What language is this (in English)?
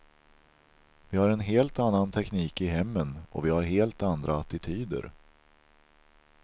Swedish